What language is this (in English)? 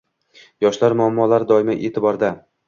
Uzbek